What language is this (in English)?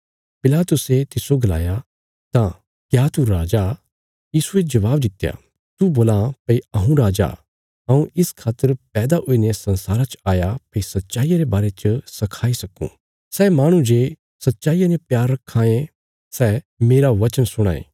Bilaspuri